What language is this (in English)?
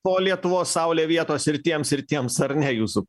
Lithuanian